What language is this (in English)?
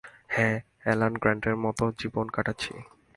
Bangla